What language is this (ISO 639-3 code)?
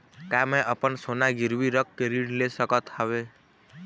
hne